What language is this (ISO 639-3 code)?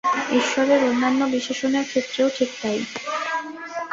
ben